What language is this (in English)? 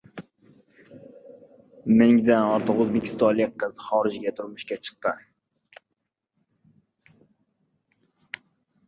Uzbek